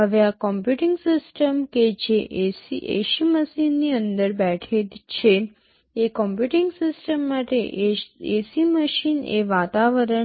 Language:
Gujarati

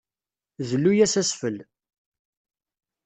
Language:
Kabyle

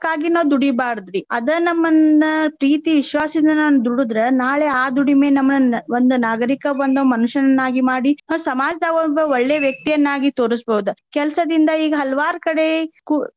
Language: Kannada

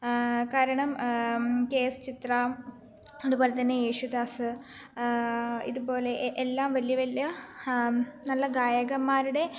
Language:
Malayalam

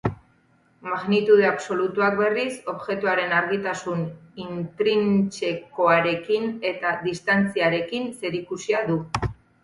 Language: Basque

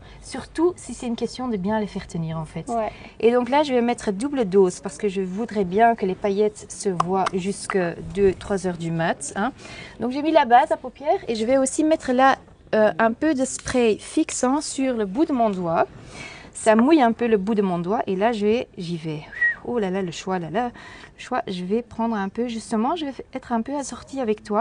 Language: French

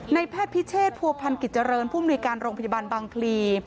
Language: Thai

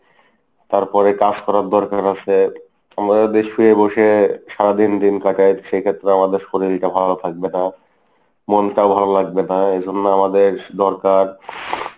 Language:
Bangla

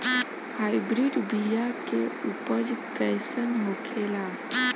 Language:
Bhojpuri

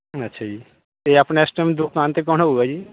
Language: Punjabi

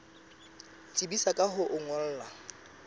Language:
Southern Sotho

